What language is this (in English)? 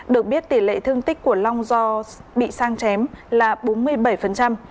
Vietnamese